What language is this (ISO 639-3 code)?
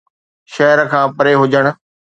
snd